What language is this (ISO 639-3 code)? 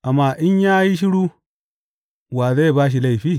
hau